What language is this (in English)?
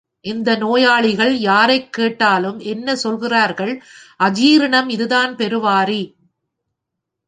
Tamil